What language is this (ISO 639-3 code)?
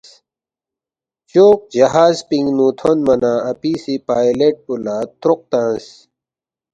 bft